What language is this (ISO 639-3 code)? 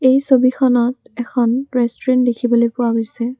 asm